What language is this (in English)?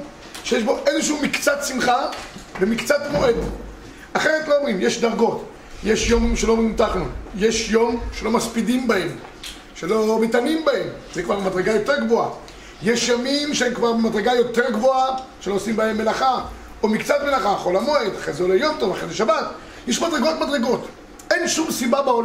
Hebrew